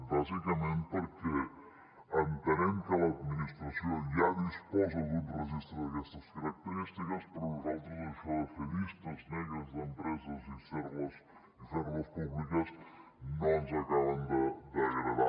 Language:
Catalan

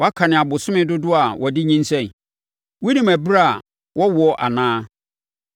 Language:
Akan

